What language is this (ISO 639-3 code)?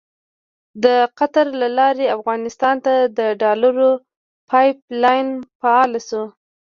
pus